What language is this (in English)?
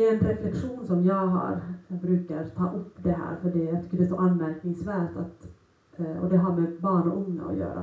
Swedish